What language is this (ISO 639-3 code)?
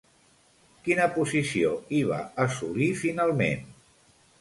cat